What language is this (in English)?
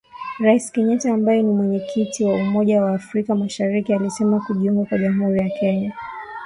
Swahili